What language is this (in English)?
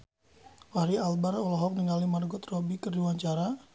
Sundanese